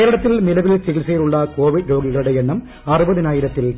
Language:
Malayalam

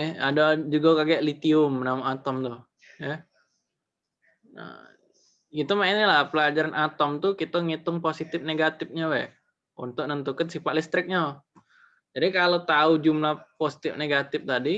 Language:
Indonesian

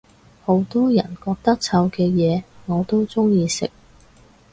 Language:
Cantonese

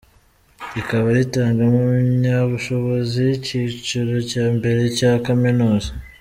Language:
Kinyarwanda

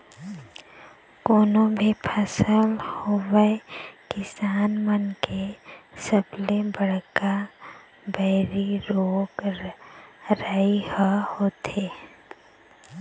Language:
Chhattisgarhi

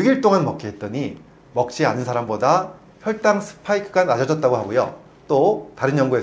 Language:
Korean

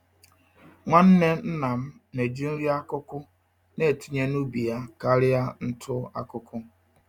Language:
Igbo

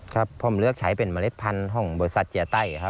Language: Thai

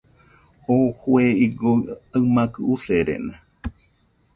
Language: Nüpode Huitoto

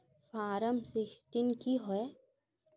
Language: Magahi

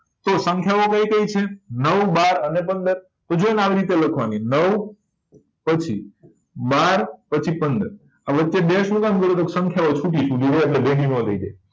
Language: Gujarati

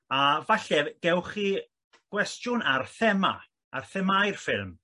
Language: Welsh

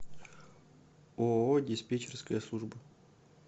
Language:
Russian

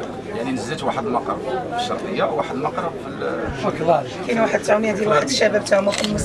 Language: Arabic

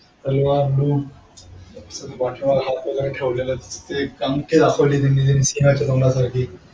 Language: Marathi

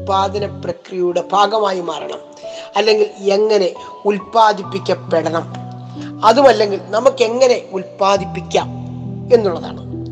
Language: Malayalam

